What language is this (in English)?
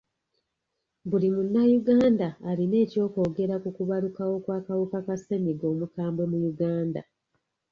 Ganda